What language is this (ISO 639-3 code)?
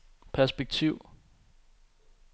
dan